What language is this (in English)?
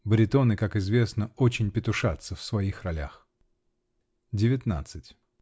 Russian